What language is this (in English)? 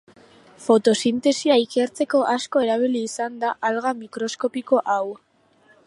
Basque